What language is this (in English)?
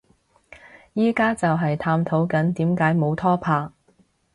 Cantonese